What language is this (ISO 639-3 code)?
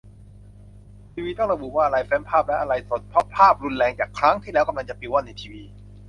tha